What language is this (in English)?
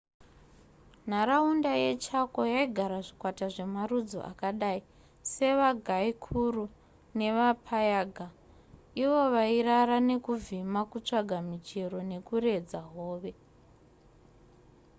Shona